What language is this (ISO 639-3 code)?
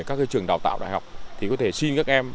vie